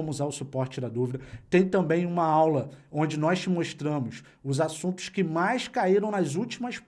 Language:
Portuguese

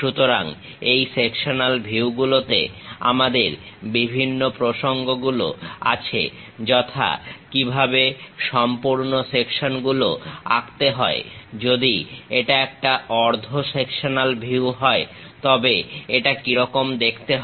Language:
Bangla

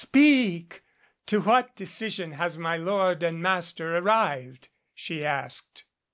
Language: English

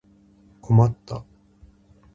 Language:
Japanese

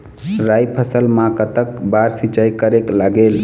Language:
Chhattisgarhi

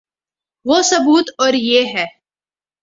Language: Urdu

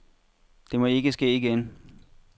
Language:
Danish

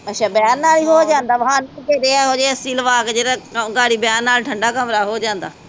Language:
Punjabi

